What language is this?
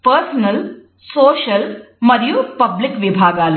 Telugu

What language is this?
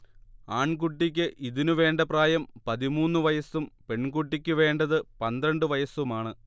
Malayalam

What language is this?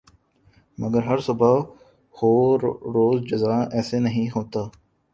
Urdu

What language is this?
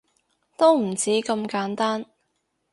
Cantonese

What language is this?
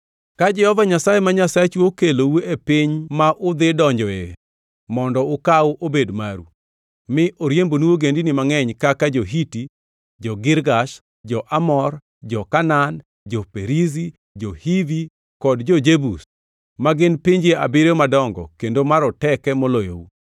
Luo (Kenya and Tanzania)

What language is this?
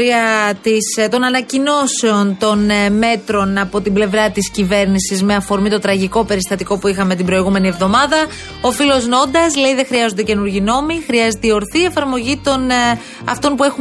Greek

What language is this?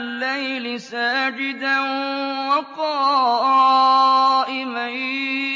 Arabic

